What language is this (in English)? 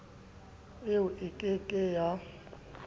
Southern Sotho